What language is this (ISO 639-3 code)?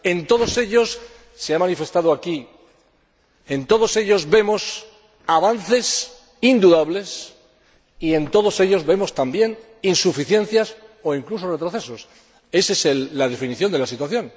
spa